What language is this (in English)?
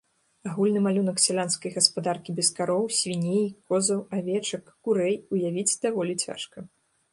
Belarusian